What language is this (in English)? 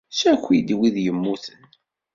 Kabyle